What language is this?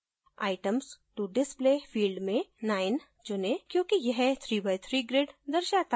Hindi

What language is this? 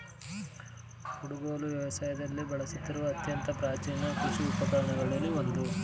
Kannada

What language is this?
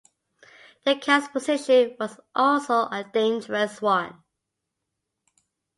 English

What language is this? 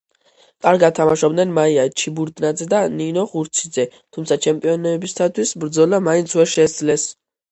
Georgian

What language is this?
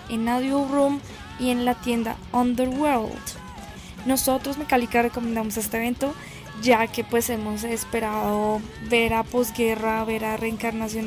Spanish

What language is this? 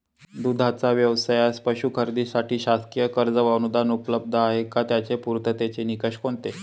Marathi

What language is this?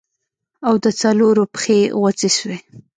Pashto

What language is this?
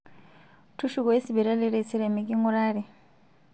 Masai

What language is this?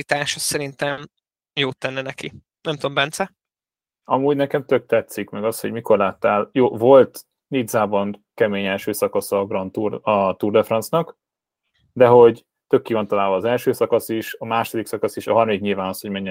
Hungarian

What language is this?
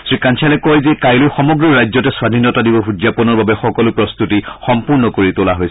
Assamese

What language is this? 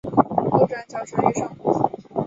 Chinese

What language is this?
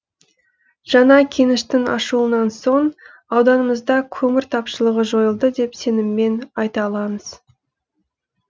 Kazakh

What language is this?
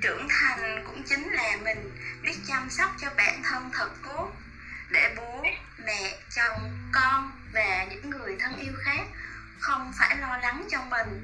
Vietnamese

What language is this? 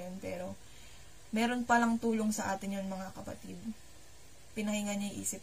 Filipino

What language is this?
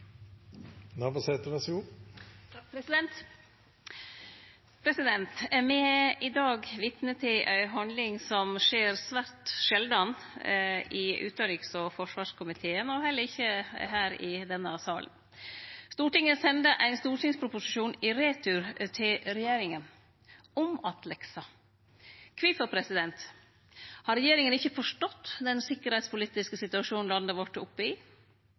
Norwegian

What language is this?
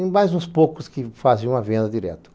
Portuguese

